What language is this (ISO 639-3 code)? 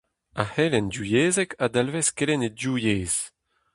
bre